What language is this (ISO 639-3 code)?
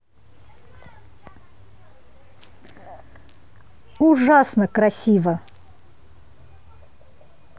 rus